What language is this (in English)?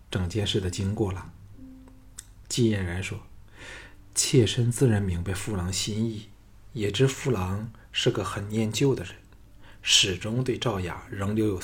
Chinese